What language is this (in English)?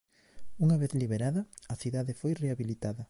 Galician